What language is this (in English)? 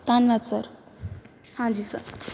Punjabi